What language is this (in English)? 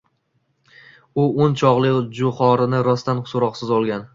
Uzbek